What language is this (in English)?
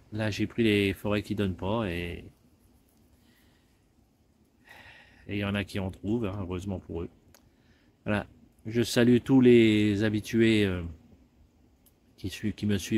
French